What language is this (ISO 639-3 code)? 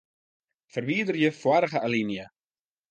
fry